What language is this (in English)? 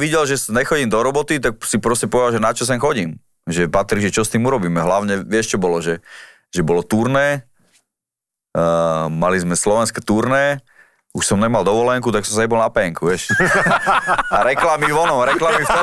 Slovak